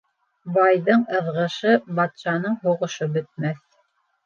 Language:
Bashkir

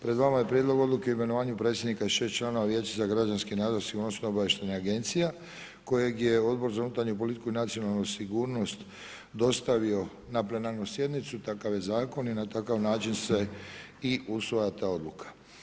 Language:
Croatian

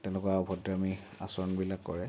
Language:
Assamese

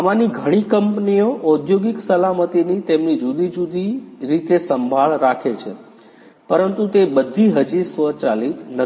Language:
Gujarati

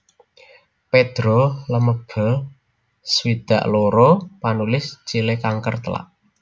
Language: Javanese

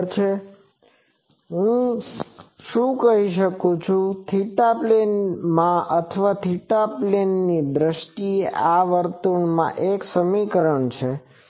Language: Gujarati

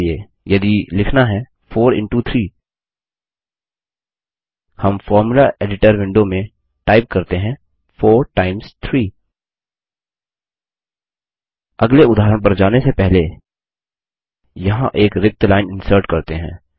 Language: Hindi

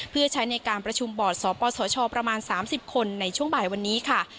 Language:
Thai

